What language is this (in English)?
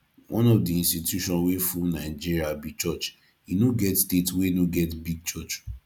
Nigerian Pidgin